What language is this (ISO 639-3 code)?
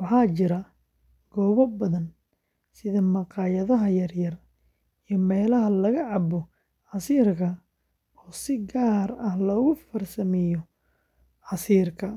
som